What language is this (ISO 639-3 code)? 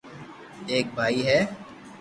lrk